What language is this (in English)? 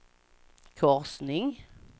Swedish